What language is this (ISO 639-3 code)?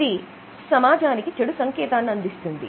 tel